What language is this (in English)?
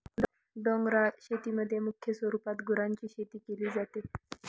Marathi